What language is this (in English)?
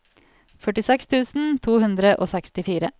Norwegian